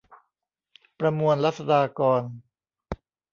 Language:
Thai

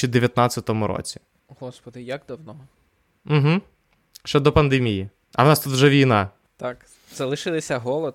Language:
Ukrainian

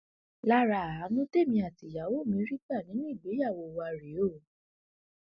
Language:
Yoruba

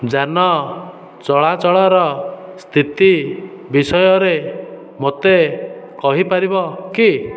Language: Odia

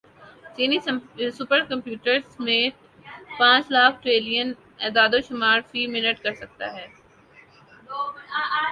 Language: Urdu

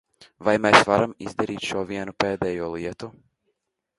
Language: Latvian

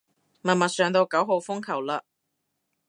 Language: Cantonese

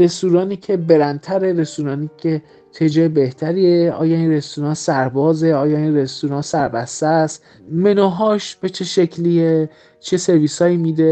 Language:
Persian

